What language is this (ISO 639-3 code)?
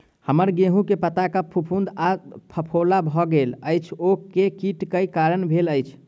mai